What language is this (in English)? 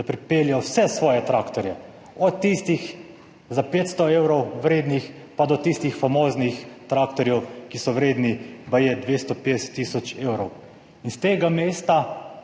Slovenian